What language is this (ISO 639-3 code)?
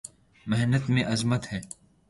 urd